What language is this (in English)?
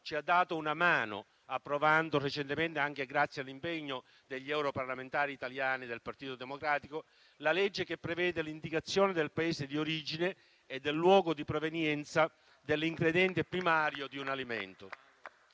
Italian